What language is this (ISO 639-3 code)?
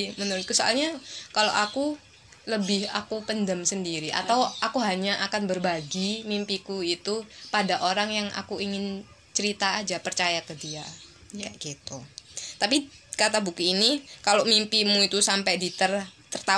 ind